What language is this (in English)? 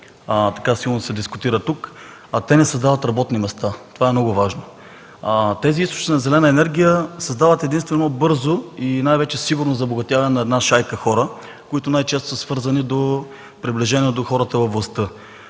Bulgarian